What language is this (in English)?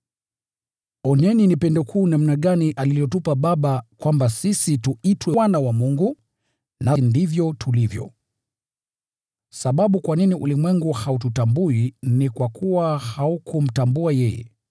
Swahili